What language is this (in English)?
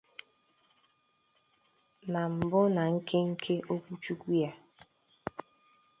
Igbo